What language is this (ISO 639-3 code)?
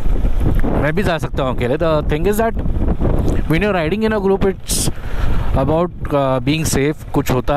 hin